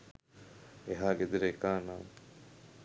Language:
Sinhala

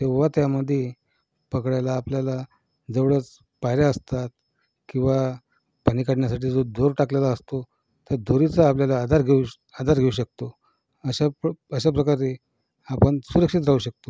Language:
Marathi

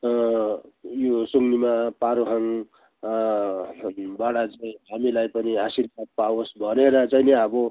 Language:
Nepali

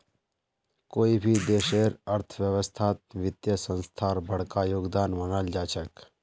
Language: Magahi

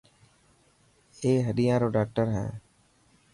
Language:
Dhatki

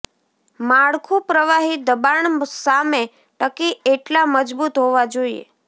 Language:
Gujarati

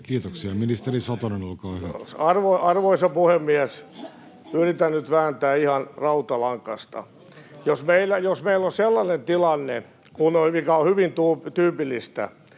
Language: Finnish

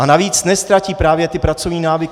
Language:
Czech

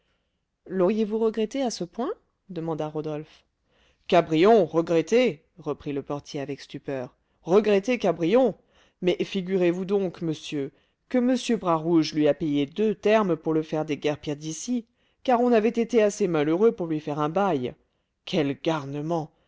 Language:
French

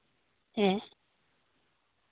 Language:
Santali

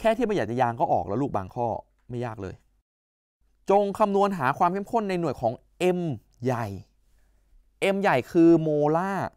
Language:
Thai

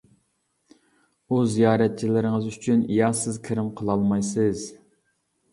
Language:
Uyghur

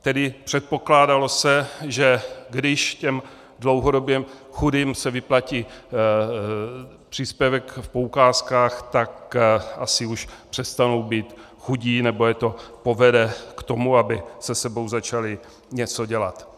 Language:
Czech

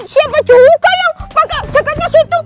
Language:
Indonesian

